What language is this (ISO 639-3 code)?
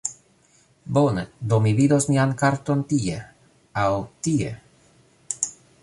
epo